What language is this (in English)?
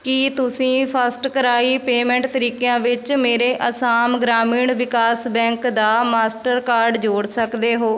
Punjabi